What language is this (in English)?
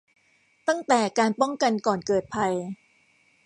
Thai